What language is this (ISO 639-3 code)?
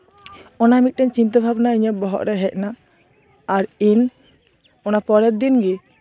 sat